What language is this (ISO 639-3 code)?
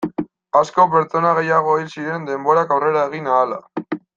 eus